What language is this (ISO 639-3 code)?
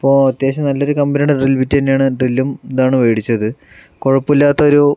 mal